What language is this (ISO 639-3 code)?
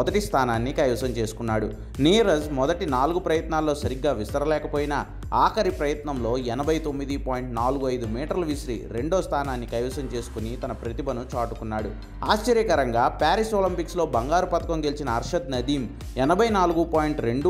tel